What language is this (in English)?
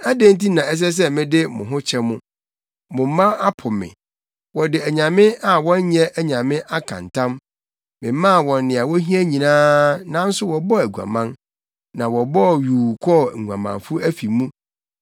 Akan